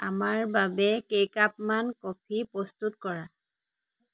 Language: Assamese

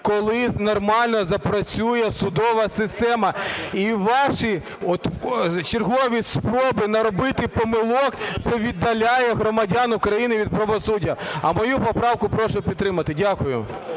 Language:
Ukrainian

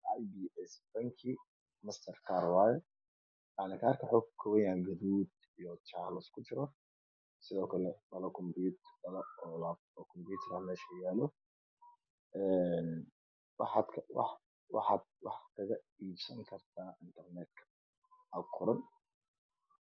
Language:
Somali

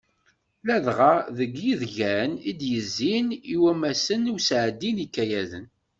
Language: Kabyle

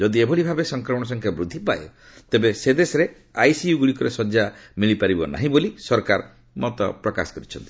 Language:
Odia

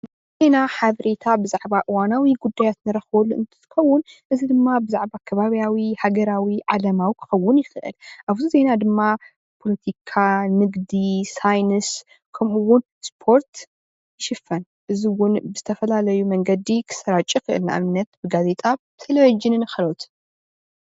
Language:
Tigrinya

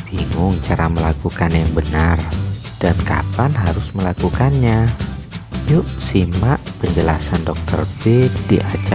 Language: Indonesian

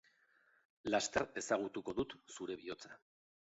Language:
Basque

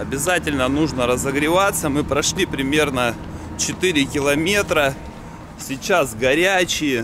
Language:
Russian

